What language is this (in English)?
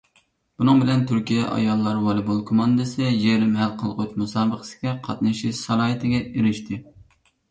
Uyghur